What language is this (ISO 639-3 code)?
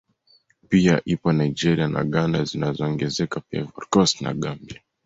swa